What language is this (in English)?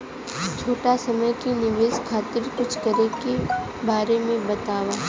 Bhojpuri